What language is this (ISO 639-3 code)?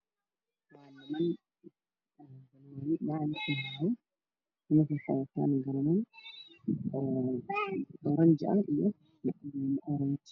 som